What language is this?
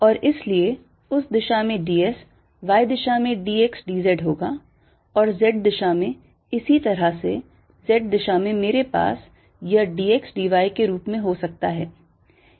Hindi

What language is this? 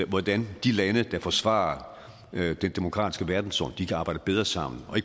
Danish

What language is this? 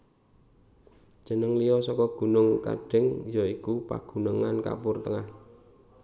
Javanese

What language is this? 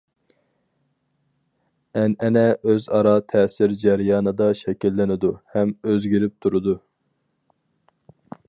Uyghur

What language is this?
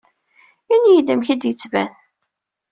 Kabyle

